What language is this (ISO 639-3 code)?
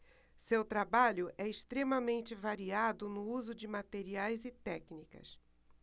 por